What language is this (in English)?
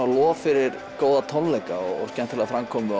Icelandic